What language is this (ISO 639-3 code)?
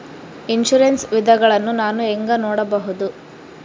kan